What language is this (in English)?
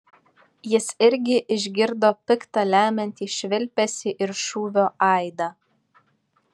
Lithuanian